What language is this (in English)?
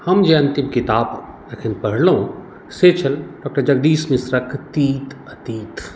Maithili